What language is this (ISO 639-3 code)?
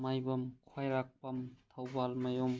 mni